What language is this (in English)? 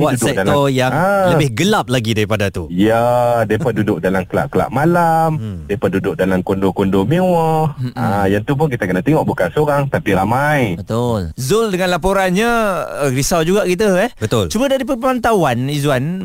Malay